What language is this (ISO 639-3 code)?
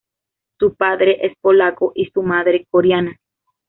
spa